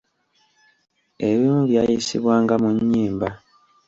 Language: Ganda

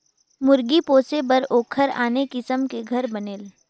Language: Chhattisgarhi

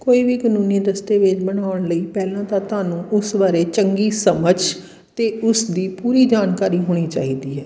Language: Punjabi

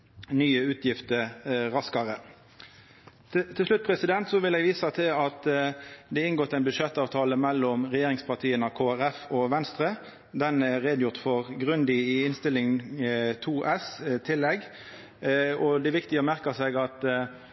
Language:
Norwegian Nynorsk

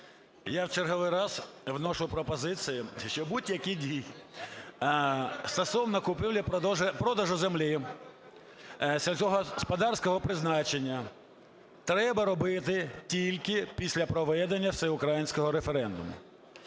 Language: Ukrainian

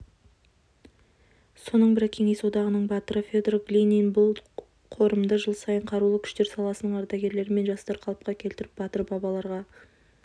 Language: Kazakh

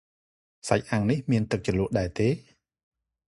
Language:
Khmer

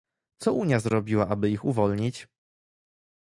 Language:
Polish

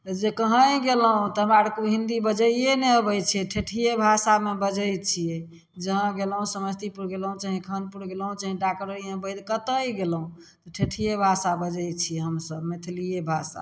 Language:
Maithili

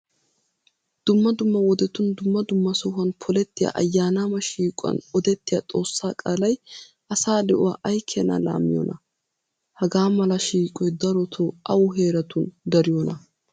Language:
Wolaytta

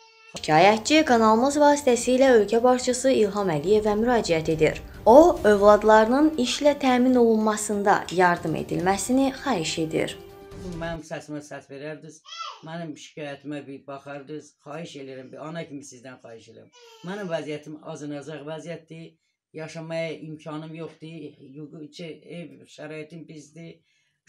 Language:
Turkish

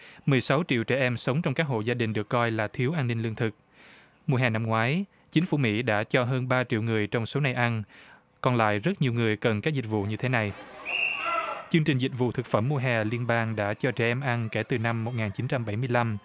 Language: Vietnamese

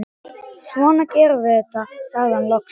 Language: Icelandic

